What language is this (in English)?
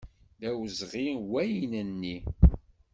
Kabyle